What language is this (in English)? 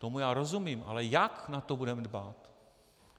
Czech